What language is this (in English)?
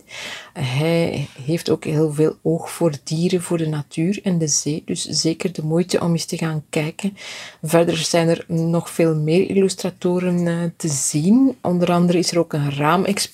Dutch